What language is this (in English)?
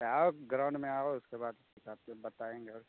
Maithili